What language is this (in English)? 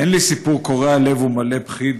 Hebrew